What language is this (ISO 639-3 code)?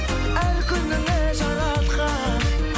kaz